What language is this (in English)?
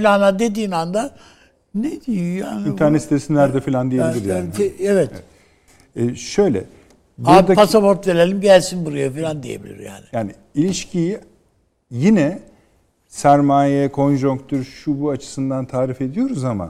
Turkish